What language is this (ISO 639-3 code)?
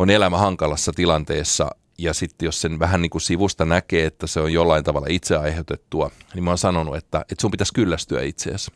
fin